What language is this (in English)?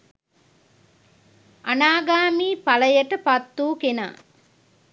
Sinhala